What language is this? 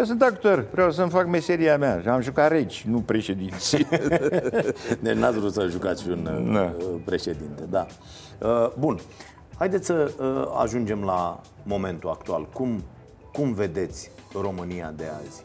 Romanian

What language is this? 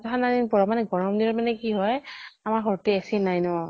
Assamese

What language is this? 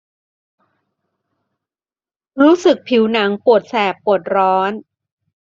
Thai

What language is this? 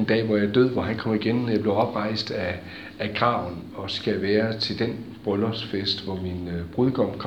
Danish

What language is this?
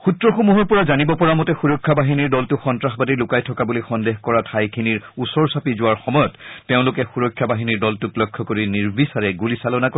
Assamese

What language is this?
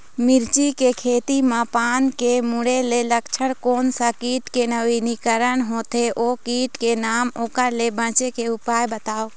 Chhattisgarhi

